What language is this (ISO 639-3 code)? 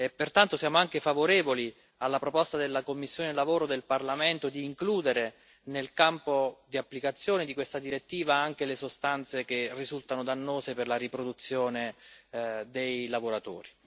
ita